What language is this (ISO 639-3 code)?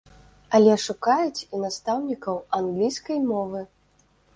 bel